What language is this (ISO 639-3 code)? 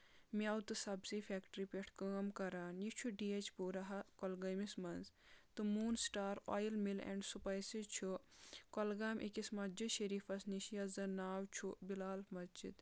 kas